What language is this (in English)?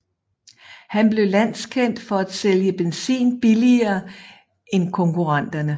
Danish